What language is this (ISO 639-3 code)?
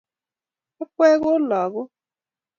kln